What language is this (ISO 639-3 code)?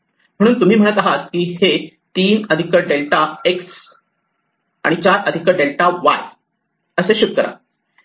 mar